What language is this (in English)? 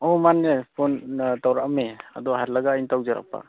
Manipuri